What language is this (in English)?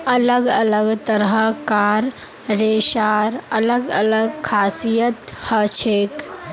Magahi